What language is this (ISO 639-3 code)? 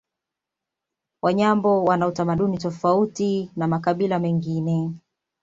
swa